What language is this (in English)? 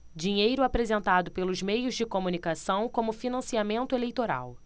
Portuguese